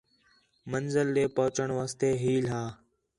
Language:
Khetrani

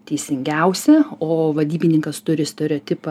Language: Lithuanian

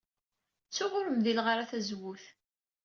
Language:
Kabyle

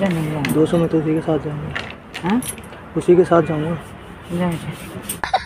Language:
Hindi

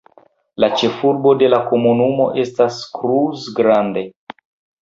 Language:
Esperanto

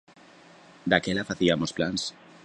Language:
Galician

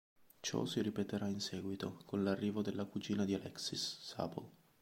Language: Italian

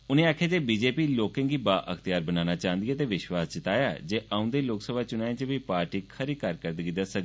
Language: Dogri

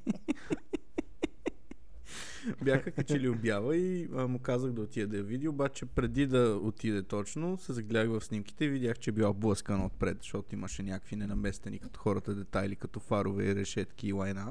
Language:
Bulgarian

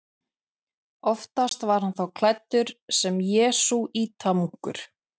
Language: Icelandic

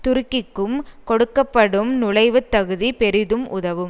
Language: Tamil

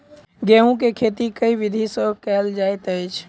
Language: Maithili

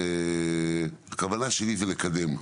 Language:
Hebrew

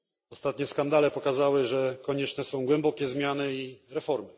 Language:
Polish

